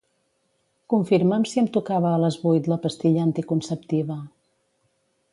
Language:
Catalan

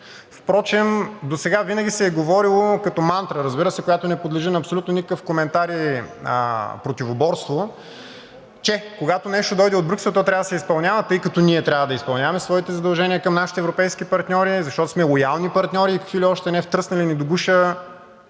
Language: Bulgarian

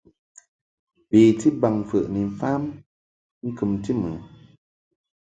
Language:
Mungaka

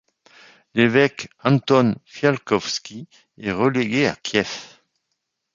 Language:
French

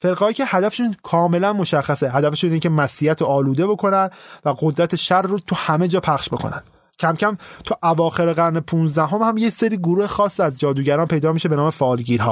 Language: Persian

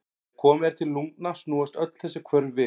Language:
Icelandic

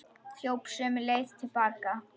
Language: Icelandic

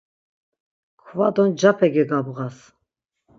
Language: Laz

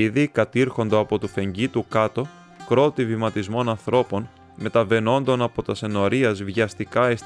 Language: Greek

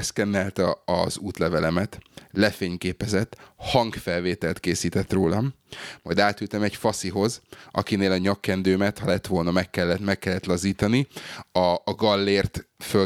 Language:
Hungarian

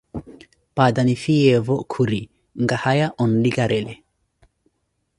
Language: Koti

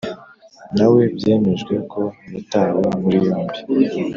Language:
Kinyarwanda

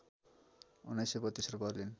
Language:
Nepali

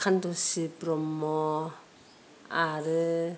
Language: Bodo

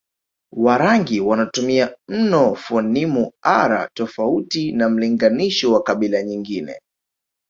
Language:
Swahili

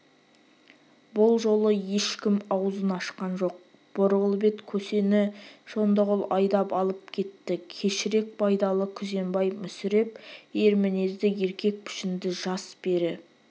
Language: Kazakh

